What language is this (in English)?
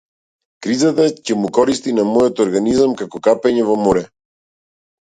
Macedonian